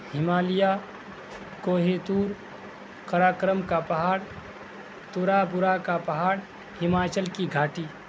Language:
Urdu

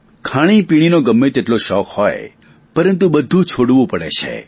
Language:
Gujarati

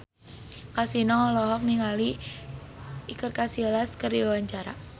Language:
Sundanese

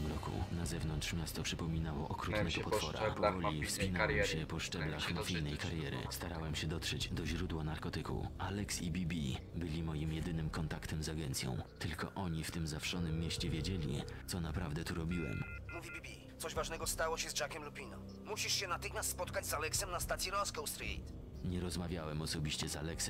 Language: Polish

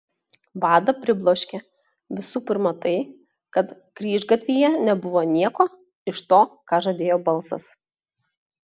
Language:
Lithuanian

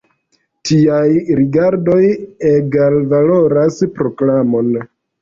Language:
Esperanto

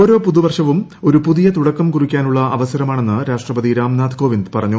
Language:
Malayalam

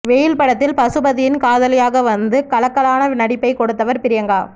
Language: Tamil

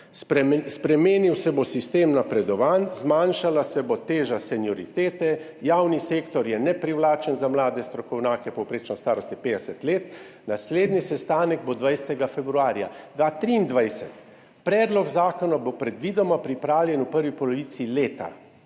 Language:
Slovenian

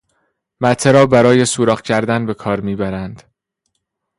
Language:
Persian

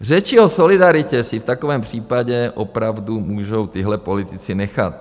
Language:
Czech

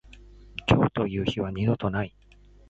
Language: Japanese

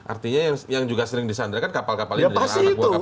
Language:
Indonesian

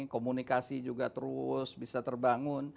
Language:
Indonesian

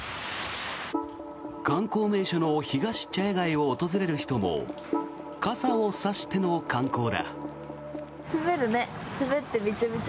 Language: Japanese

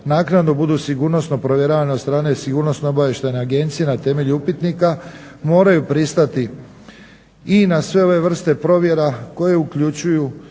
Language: Croatian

